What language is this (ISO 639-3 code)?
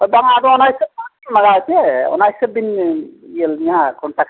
sat